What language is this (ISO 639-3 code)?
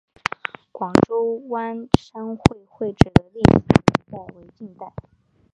zho